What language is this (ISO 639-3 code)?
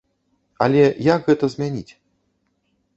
bel